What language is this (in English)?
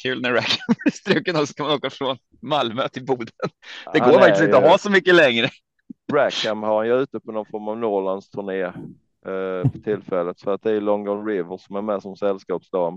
Swedish